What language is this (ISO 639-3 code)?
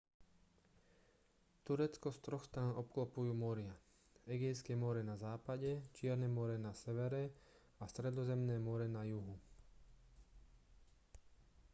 slk